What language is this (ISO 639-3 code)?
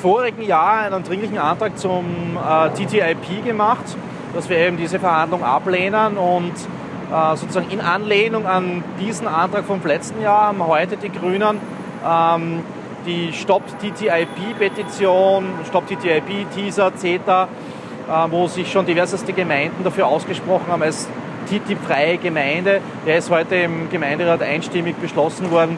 deu